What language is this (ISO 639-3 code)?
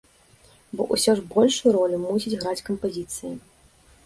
bel